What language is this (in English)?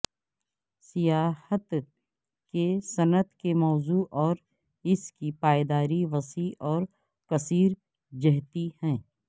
Urdu